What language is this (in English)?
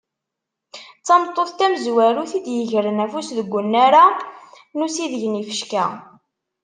Kabyle